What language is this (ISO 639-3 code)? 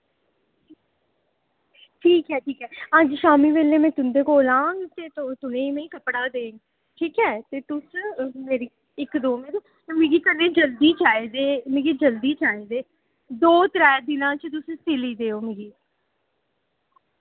doi